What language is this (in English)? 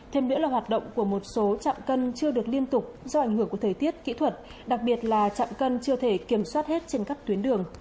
Vietnamese